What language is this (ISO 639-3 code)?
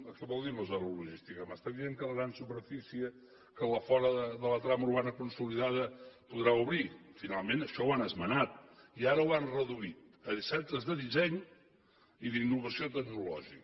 cat